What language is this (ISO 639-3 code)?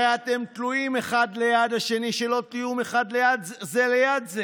heb